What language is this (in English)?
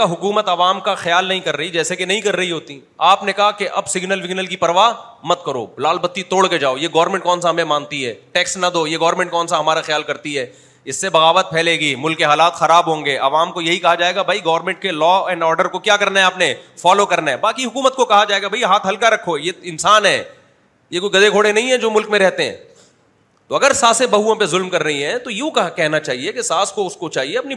Urdu